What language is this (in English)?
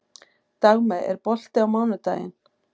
Icelandic